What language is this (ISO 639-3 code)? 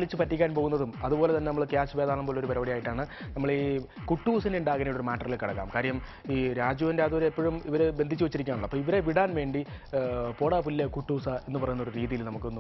mal